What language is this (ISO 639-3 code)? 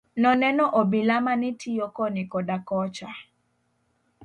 luo